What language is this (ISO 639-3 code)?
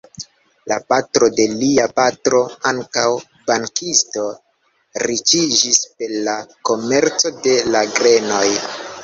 epo